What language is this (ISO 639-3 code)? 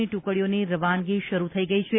guj